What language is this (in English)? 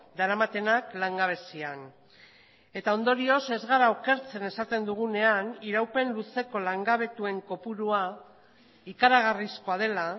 Basque